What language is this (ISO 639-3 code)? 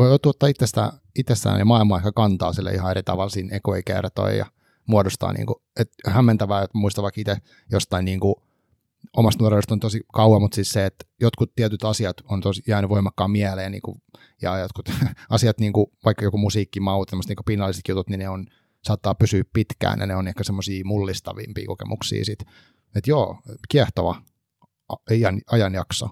fin